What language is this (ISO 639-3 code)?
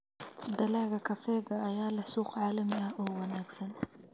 som